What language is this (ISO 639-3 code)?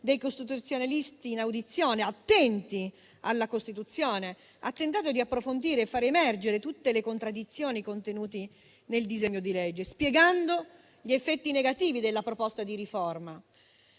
ita